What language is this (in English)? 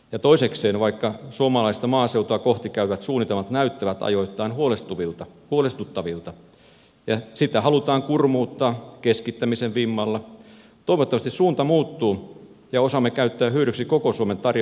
Finnish